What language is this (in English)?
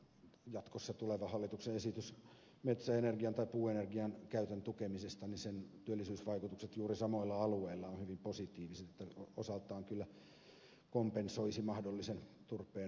Finnish